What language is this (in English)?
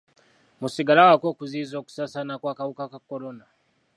Ganda